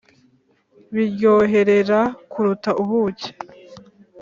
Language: Kinyarwanda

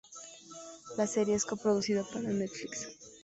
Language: Spanish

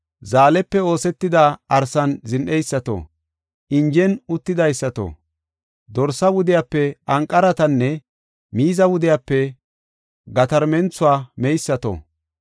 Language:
Gofa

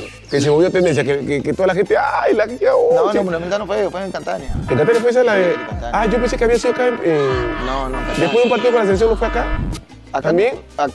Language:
Spanish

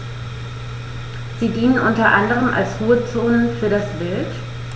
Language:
German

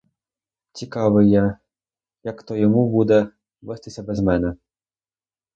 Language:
Ukrainian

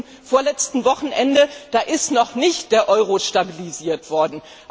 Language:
German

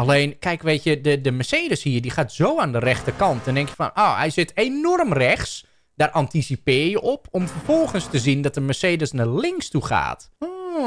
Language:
Dutch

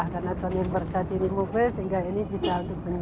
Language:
Indonesian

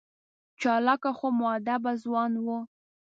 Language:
Pashto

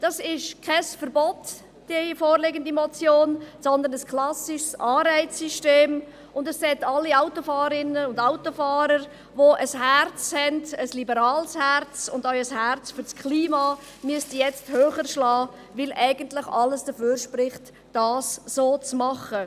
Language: Swiss German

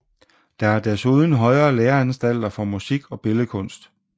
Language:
Danish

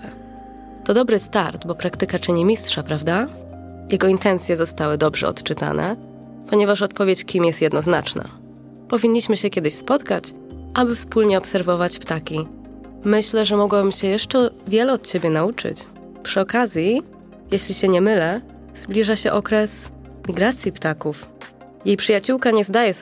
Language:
Polish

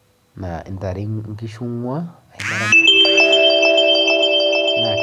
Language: Masai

